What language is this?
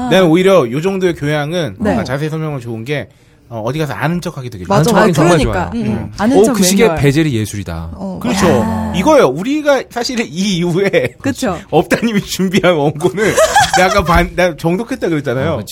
Korean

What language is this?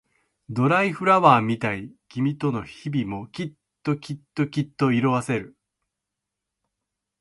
Japanese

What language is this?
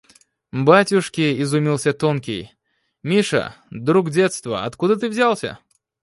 Russian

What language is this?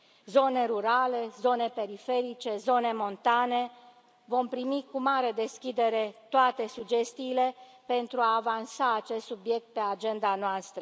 Romanian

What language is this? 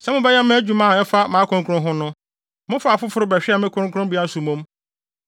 Akan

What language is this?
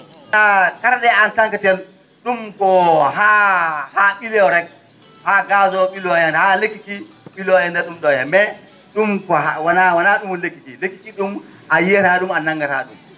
Fula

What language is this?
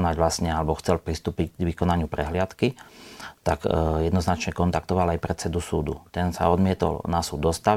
Slovak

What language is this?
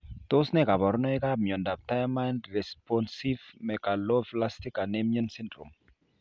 Kalenjin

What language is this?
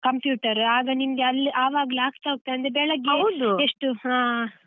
Kannada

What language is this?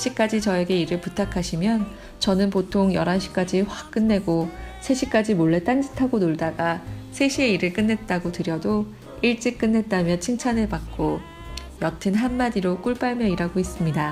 Korean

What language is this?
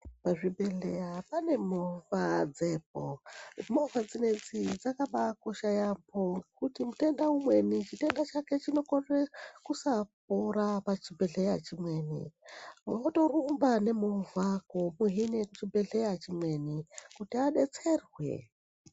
Ndau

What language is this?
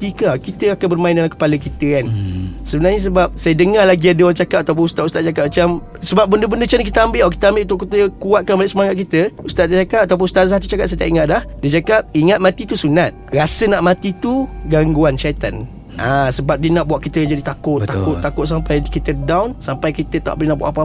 Malay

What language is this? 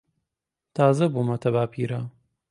Central Kurdish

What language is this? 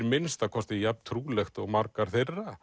Icelandic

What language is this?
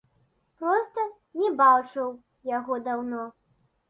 Belarusian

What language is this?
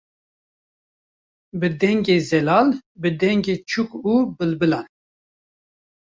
Kurdish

